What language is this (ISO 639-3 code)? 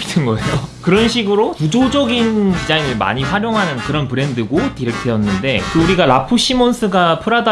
kor